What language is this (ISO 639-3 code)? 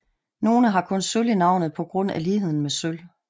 dan